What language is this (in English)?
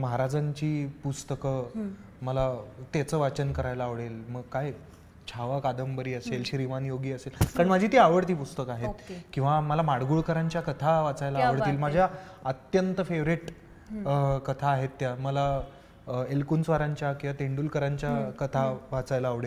Marathi